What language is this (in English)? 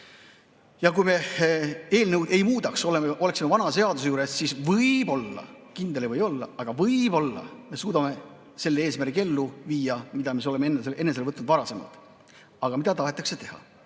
Estonian